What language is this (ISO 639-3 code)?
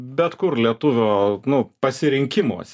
lit